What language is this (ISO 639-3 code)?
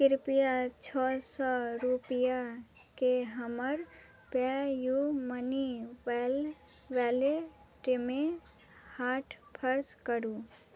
mai